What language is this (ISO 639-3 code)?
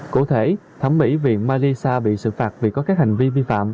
vie